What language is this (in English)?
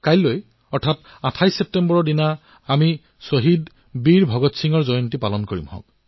Assamese